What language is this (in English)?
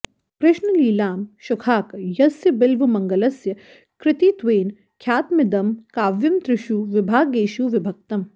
Sanskrit